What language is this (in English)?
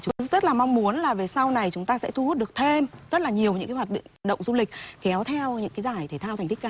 Vietnamese